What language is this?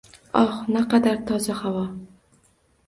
Uzbek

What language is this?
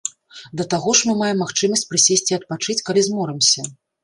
Belarusian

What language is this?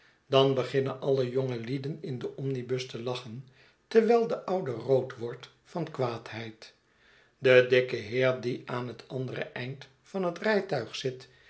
Dutch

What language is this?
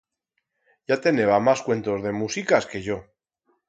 Aragonese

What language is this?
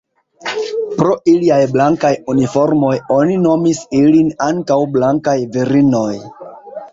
Esperanto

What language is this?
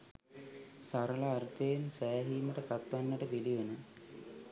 Sinhala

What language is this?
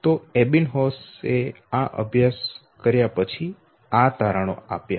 Gujarati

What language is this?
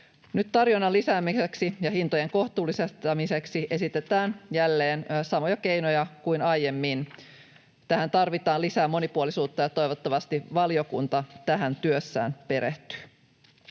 Finnish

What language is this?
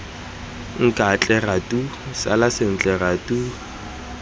Tswana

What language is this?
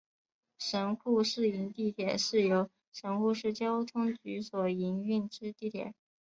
Chinese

